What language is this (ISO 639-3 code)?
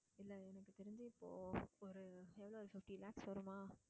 tam